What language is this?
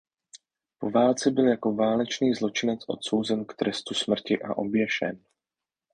Czech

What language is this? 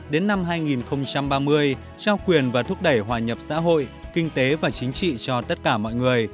Vietnamese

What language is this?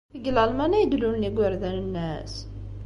Kabyle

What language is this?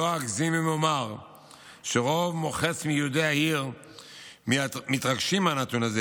Hebrew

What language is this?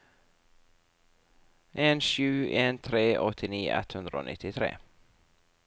Norwegian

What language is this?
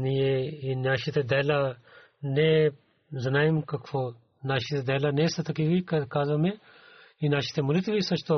Bulgarian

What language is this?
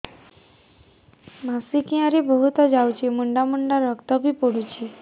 Odia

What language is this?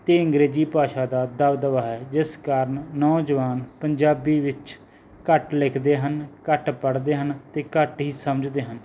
Punjabi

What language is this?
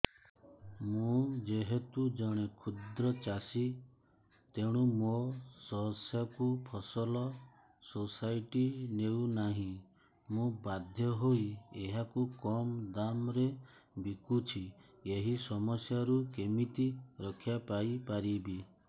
Odia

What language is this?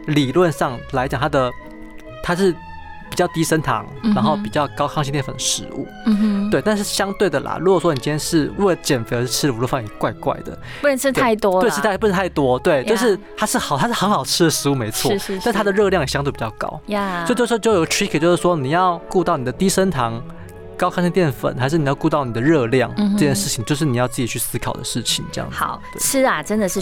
Chinese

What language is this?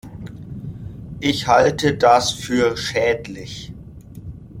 German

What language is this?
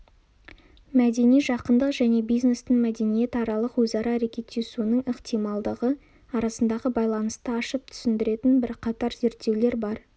Kazakh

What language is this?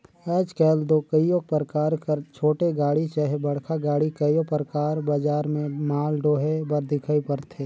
Chhattisgarhi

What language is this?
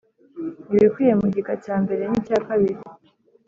Kinyarwanda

